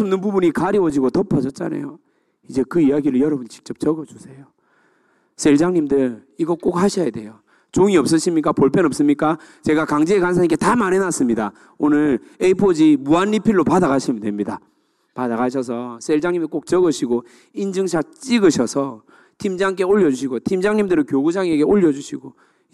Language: Korean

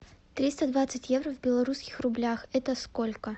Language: Russian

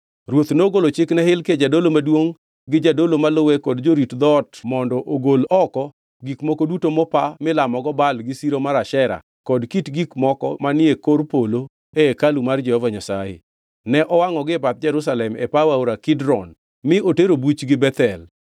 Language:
Luo (Kenya and Tanzania)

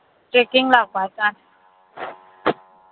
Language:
Manipuri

